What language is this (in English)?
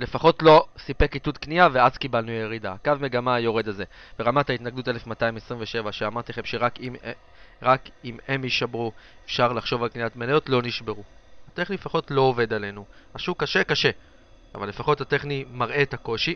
Hebrew